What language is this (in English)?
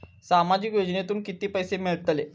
Marathi